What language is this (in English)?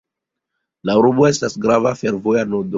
Esperanto